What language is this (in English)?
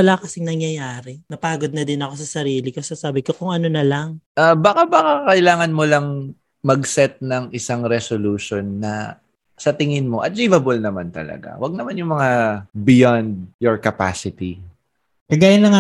Filipino